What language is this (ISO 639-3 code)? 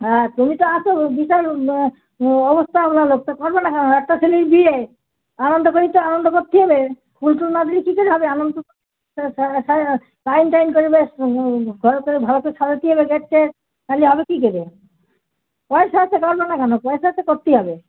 ben